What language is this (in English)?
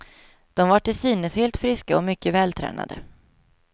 Swedish